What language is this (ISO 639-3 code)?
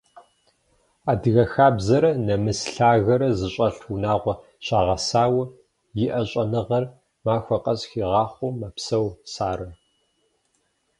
kbd